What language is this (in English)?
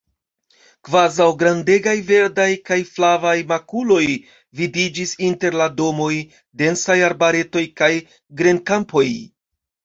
Esperanto